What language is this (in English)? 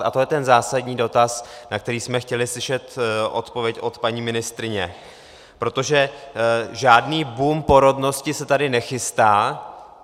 Czech